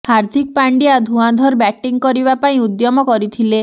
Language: Odia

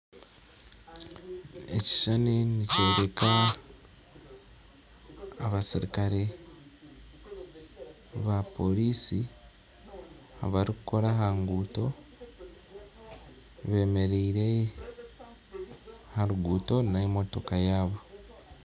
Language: Nyankole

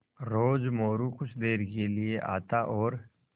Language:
Hindi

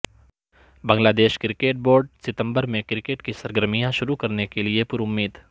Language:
Urdu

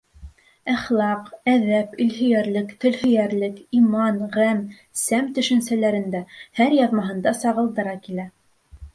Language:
Bashkir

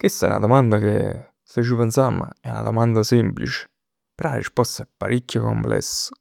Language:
Neapolitan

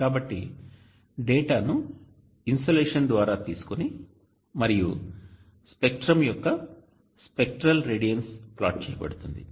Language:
Telugu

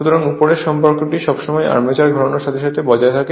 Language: Bangla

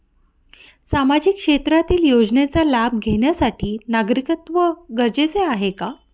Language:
Marathi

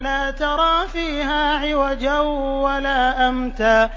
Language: Arabic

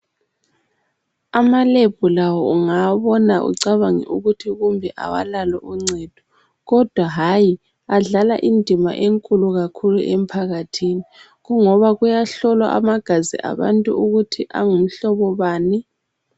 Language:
North Ndebele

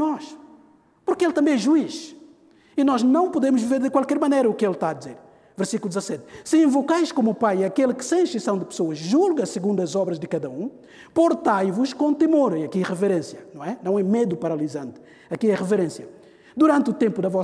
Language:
Portuguese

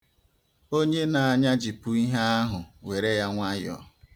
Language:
Igbo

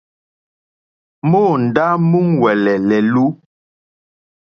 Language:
Mokpwe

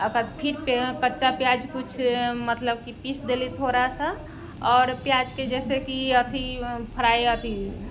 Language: Maithili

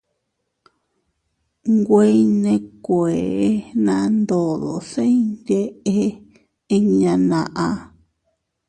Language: Teutila Cuicatec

